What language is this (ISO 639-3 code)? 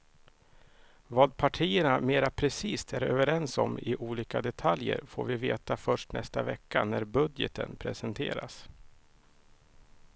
swe